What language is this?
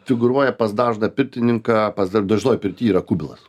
Lithuanian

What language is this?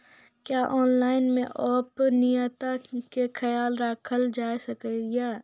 Maithili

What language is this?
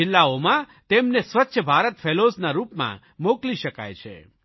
Gujarati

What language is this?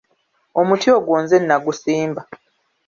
Ganda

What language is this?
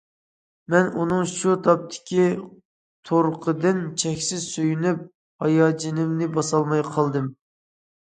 Uyghur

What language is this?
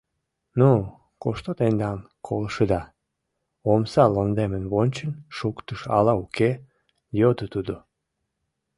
Mari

